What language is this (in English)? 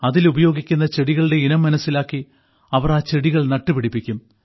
Malayalam